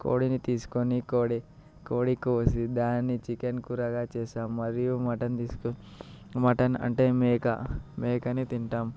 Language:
Telugu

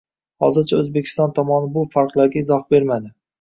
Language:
Uzbek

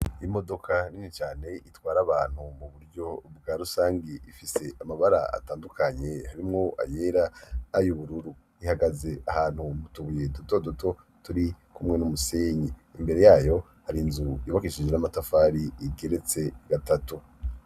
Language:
Rundi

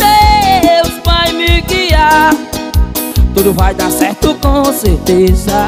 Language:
Portuguese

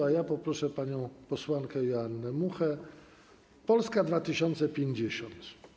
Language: Polish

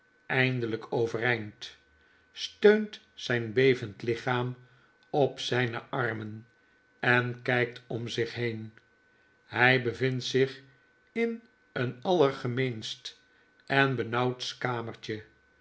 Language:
Dutch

